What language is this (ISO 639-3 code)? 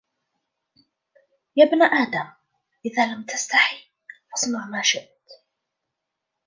ara